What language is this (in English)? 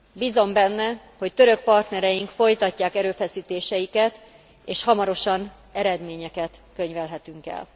Hungarian